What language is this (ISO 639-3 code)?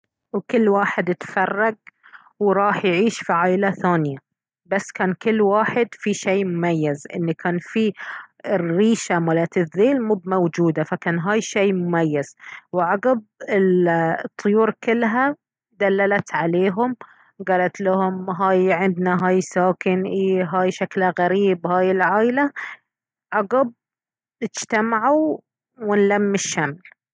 abv